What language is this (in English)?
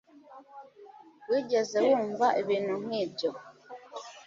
Kinyarwanda